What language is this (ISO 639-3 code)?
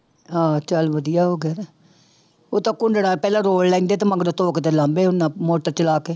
pan